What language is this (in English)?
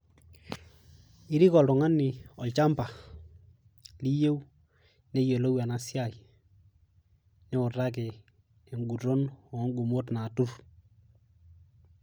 Masai